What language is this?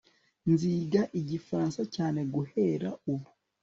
Kinyarwanda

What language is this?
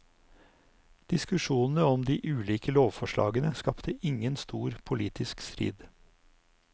Norwegian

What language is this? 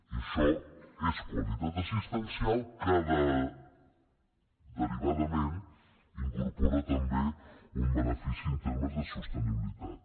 Catalan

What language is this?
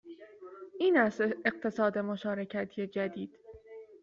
Persian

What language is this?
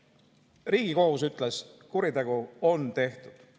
Estonian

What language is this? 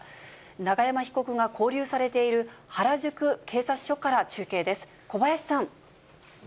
Japanese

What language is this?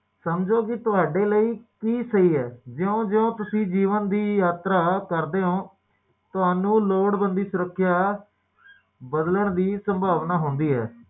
Punjabi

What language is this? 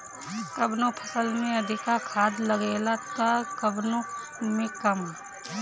Bhojpuri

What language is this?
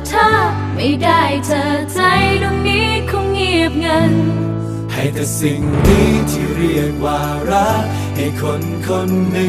Thai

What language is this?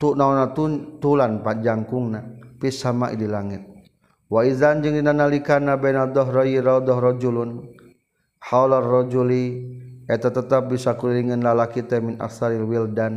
Malay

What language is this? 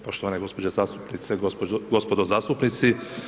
Croatian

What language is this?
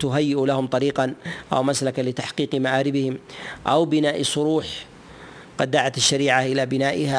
Arabic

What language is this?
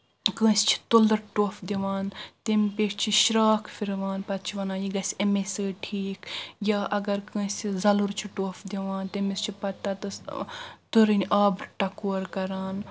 Kashmiri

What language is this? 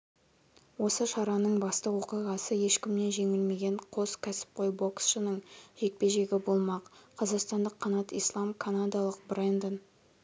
Kazakh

